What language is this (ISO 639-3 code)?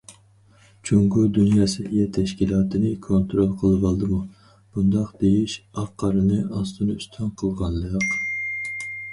uig